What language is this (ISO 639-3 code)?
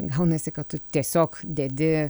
lit